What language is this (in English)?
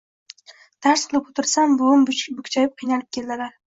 Uzbek